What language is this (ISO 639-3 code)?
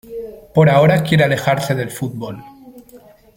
spa